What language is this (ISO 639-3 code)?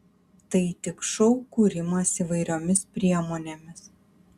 lit